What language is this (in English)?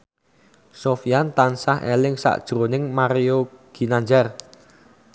Javanese